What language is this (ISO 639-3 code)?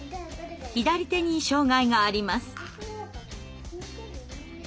jpn